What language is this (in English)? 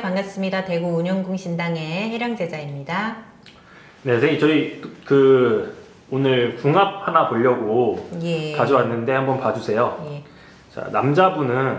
Korean